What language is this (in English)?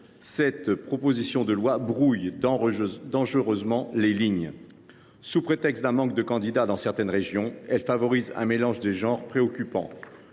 French